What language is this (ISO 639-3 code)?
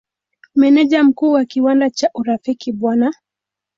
swa